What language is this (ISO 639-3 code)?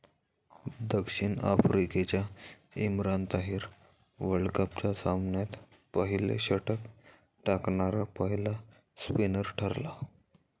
mar